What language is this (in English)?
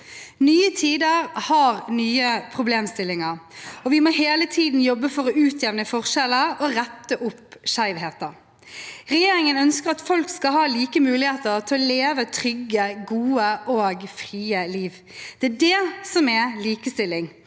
Norwegian